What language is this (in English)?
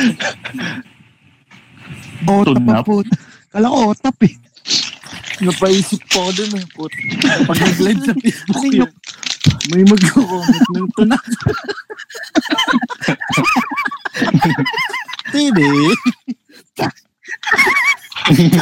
Filipino